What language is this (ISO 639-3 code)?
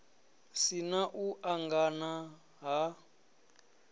ven